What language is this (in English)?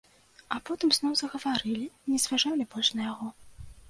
Belarusian